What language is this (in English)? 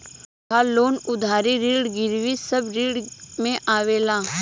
Bhojpuri